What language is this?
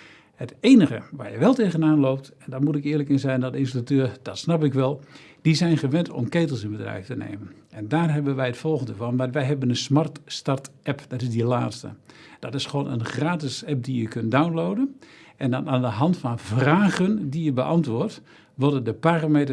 Dutch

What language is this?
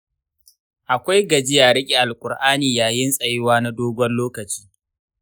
Hausa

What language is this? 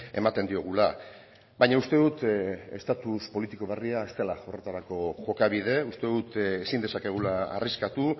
Basque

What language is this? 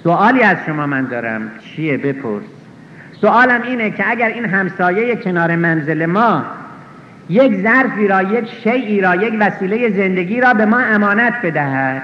Persian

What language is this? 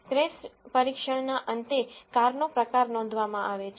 Gujarati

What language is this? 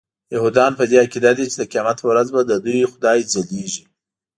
Pashto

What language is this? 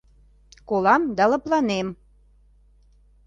Mari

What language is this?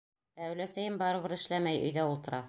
Bashkir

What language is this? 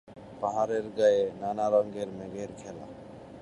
Bangla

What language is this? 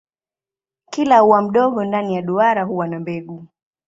Swahili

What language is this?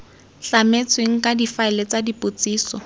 Tswana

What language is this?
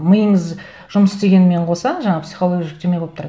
Kazakh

